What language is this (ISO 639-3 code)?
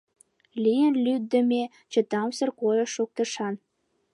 chm